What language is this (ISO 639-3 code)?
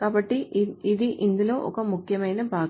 tel